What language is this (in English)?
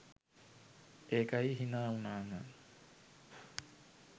Sinhala